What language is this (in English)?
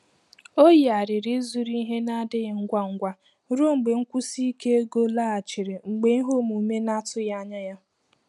Igbo